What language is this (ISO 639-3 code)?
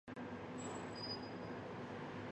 zho